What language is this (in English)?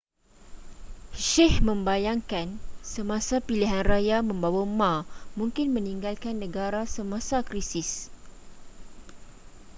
Malay